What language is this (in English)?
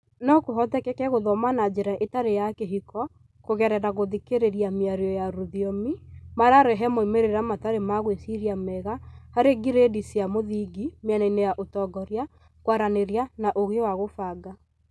Kikuyu